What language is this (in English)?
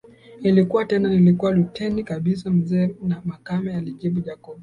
Swahili